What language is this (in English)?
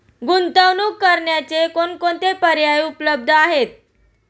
Marathi